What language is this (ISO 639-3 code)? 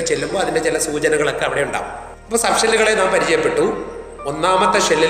mal